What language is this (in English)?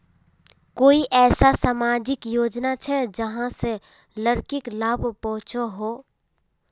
Magahi